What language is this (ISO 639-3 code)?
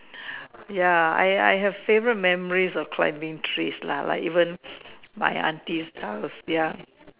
eng